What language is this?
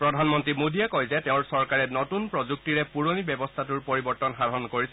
Assamese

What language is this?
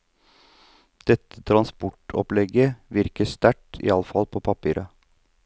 Norwegian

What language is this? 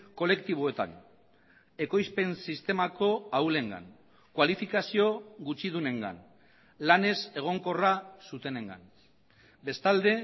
Basque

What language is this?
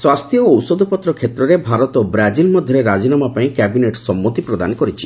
Odia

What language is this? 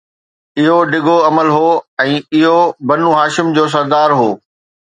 Sindhi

